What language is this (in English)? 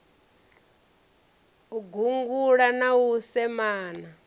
Venda